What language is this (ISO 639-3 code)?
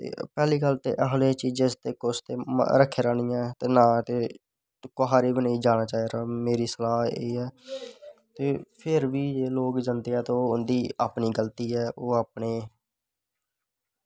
doi